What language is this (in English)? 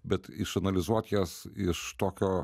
Lithuanian